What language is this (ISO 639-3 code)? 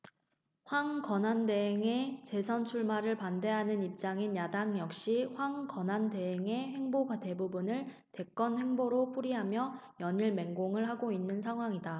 kor